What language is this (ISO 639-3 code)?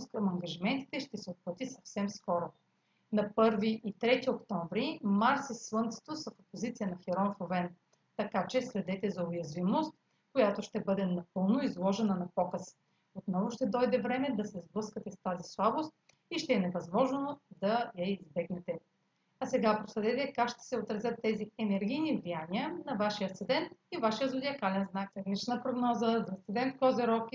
bul